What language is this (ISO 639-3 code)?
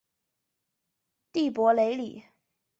zho